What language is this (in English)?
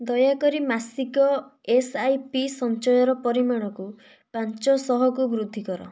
Odia